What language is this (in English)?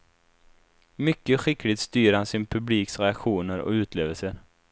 Swedish